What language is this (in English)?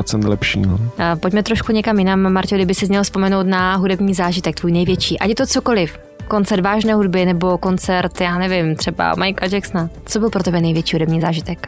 Czech